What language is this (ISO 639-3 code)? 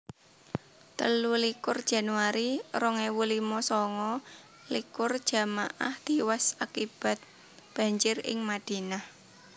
jav